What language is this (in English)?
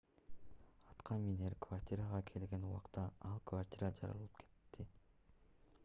Kyrgyz